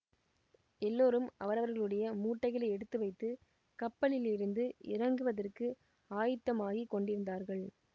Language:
Tamil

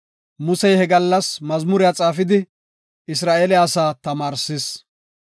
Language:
Gofa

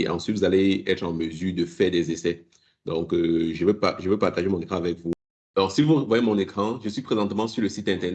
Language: French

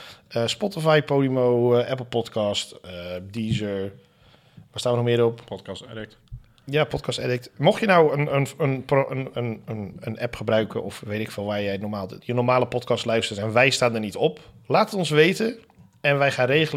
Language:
Dutch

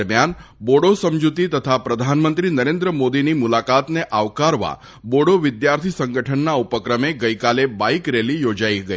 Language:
Gujarati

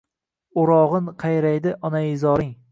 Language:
Uzbek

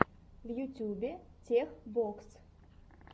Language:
Russian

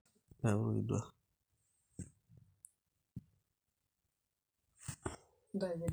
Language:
Masai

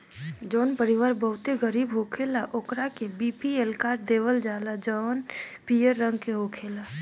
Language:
Bhojpuri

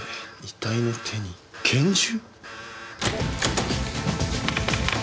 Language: Japanese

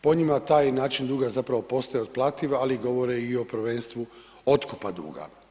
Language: Croatian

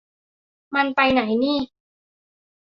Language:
Thai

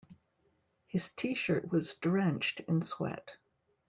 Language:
English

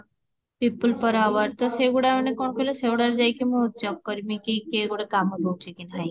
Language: Odia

